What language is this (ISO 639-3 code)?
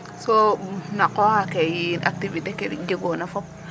srr